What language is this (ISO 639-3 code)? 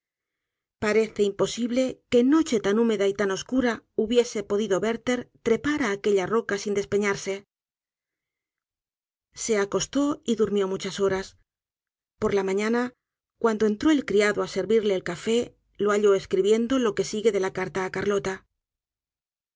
spa